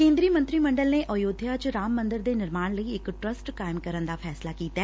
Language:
Punjabi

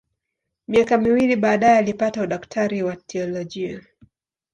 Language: Swahili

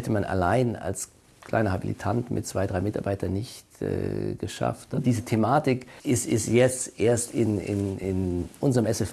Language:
German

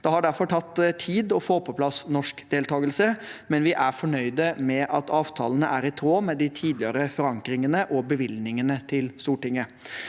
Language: Norwegian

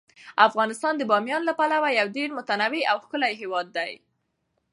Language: Pashto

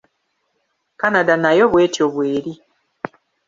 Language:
Ganda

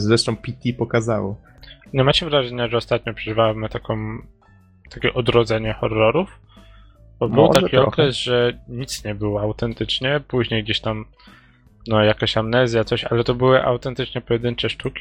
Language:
Polish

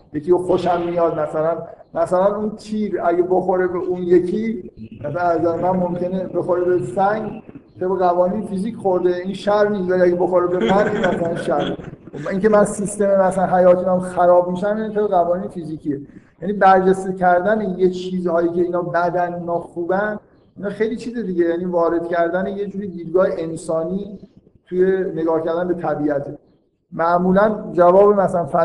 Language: Persian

